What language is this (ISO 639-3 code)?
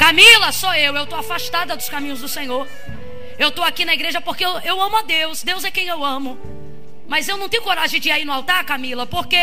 por